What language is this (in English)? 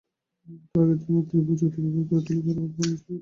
Bangla